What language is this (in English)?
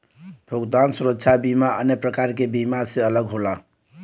Bhojpuri